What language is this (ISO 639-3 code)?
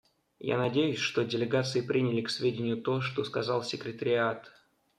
rus